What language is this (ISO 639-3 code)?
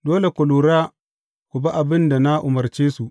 hau